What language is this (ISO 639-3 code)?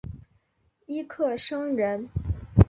zho